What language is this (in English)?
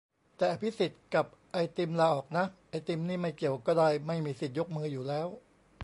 Thai